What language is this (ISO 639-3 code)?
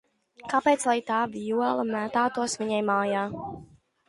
lav